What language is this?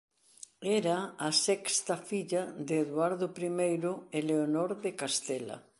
Galician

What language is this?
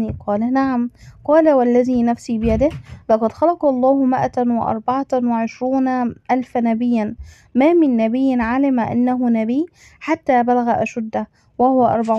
Arabic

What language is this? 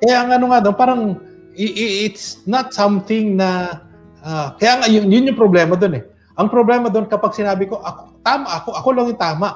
Filipino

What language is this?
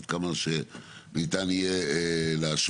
Hebrew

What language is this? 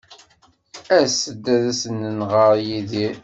Kabyle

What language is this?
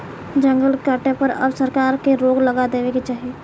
Bhojpuri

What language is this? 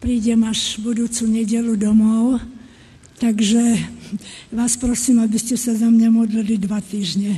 Slovak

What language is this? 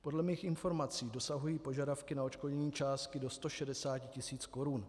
Czech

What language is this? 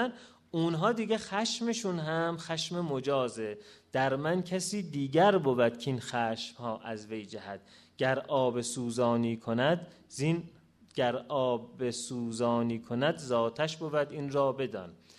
Persian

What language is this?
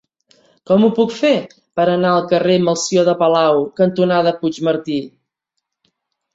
Catalan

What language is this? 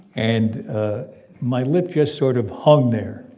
English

